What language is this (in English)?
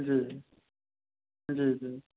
Maithili